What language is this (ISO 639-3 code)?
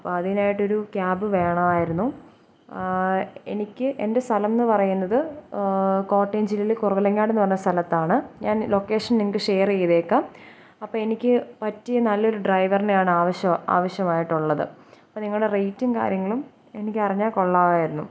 mal